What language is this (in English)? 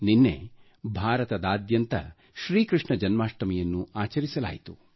Kannada